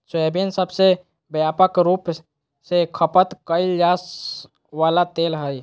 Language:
Magahi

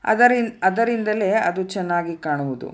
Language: Kannada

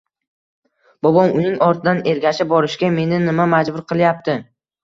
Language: Uzbek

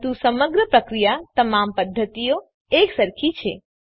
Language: Gujarati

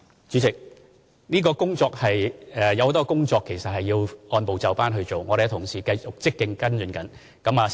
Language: Cantonese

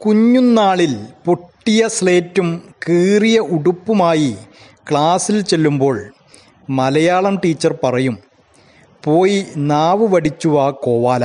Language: Malayalam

